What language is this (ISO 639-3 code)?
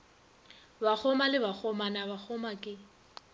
nso